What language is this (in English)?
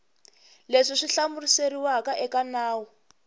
Tsonga